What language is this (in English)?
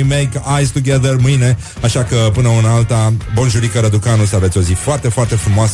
Romanian